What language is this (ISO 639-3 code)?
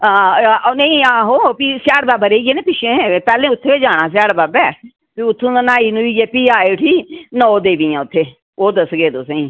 doi